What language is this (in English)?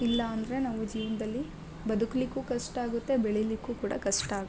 Kannada